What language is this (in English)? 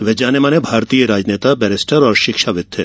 Hindi